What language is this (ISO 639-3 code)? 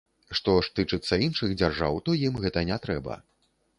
bel